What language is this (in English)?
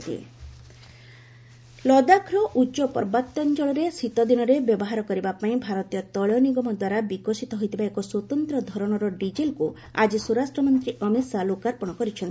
Odia